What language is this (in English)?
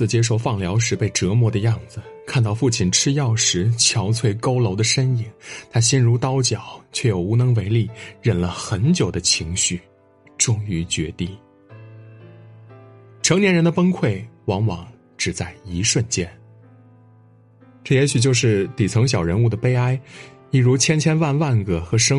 Chinese